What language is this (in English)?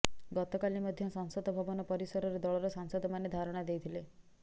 Odia